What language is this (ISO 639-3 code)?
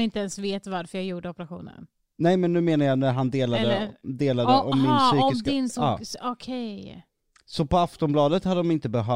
swe